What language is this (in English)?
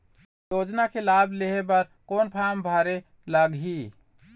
Chhattisgarhi